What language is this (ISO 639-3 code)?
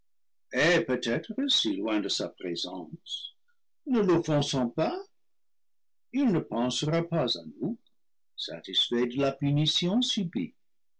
fra